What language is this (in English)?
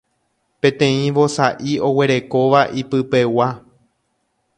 Guarani